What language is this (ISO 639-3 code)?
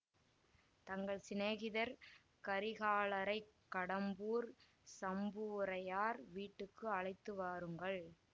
tam